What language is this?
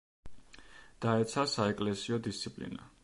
Georgian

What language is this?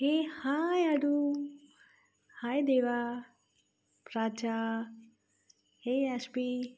Marathi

